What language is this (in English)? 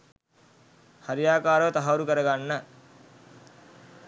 Sinhala